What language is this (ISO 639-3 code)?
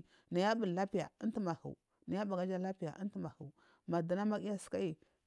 mfm